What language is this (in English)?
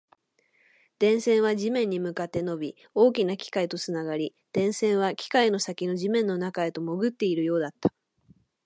Japanese